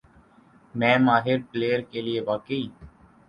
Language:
Urdu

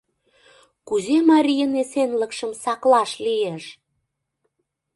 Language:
Mari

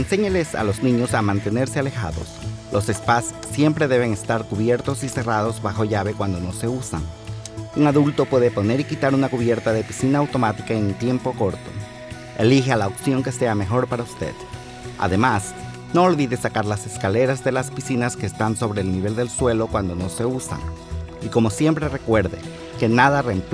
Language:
Spanish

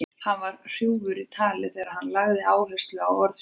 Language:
Icelandic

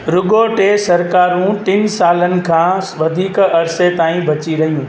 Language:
Sindhi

